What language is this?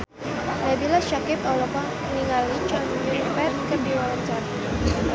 Sundanese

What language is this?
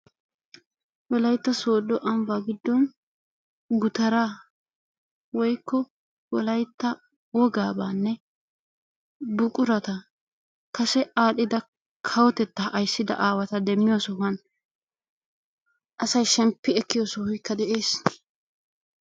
Wolaytta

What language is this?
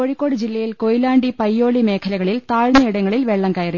Malayalam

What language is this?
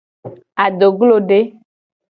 Gen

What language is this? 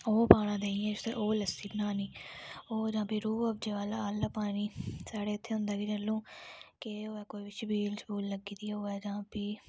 Dogri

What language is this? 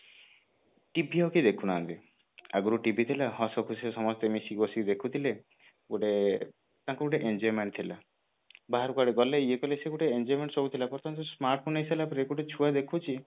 Odia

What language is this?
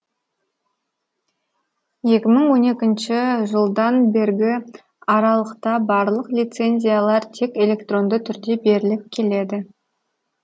Kazakh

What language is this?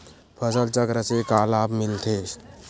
Chhattisgarhi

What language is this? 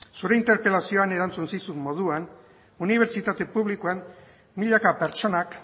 Basque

